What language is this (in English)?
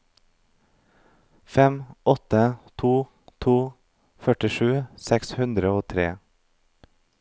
Norwegian